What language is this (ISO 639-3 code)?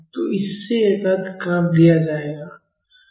hin